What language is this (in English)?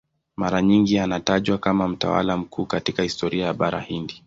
Swahili